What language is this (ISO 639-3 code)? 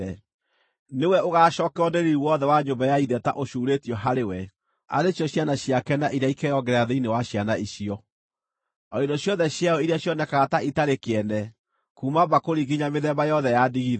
kik